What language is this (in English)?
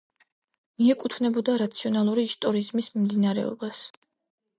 Georgian